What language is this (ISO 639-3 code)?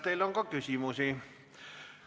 est